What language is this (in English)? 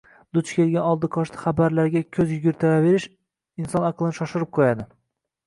Uzbek